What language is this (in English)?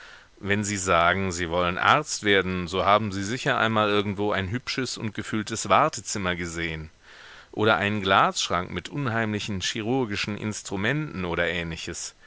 German